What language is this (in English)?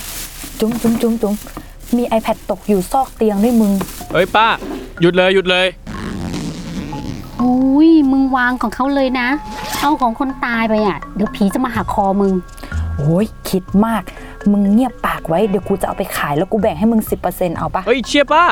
Thai